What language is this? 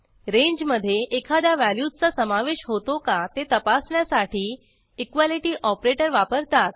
Marathi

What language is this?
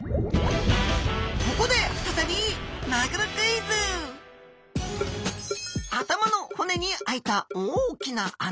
Japanese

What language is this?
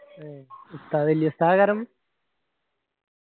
Malayalam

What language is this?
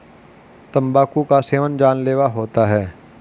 Hindi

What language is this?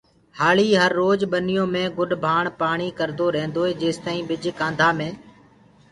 Gurgula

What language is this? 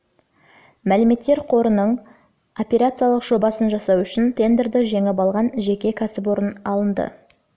Kazakh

